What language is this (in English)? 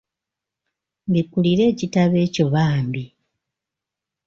Ganda